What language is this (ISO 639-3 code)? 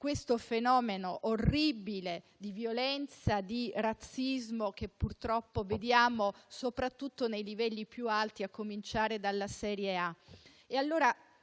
ita